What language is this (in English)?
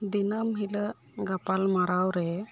Santali